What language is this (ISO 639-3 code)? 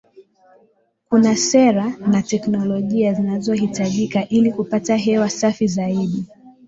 swa